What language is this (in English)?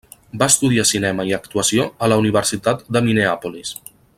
Catalan